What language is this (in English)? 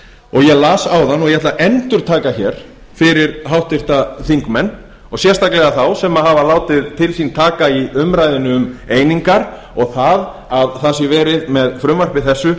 Icelandic